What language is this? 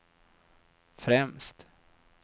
Swedish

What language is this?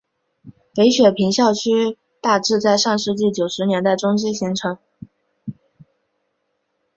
Chinese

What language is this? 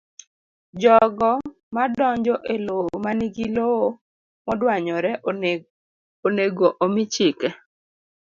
Luo (Kenya and Tanzania)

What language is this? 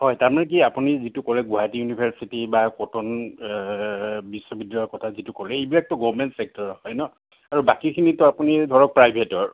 Assamese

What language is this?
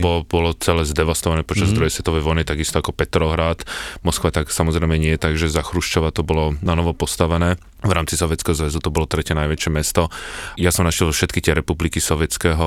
Slovak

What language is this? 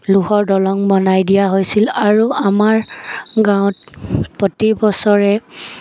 Assamese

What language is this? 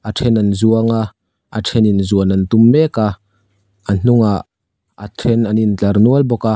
Mizo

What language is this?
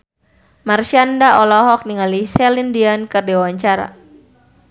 Sundanese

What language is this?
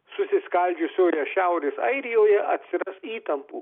Lithuanian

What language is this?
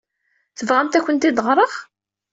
Kabyle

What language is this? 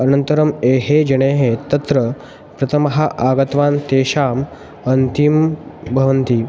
Sanskrit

